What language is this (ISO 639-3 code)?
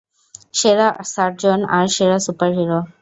ben